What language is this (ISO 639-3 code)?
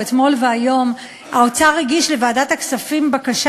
heb